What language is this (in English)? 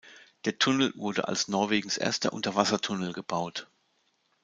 German